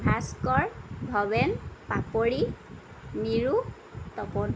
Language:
Assamese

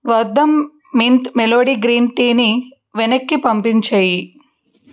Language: Telugu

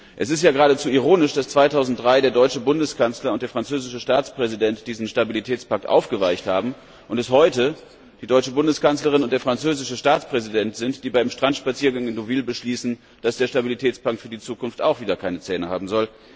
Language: German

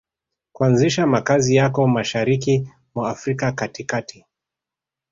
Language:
Swahili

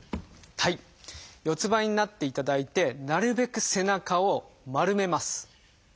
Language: Japanese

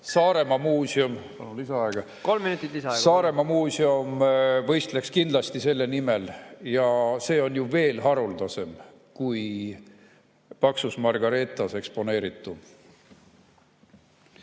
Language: Estonian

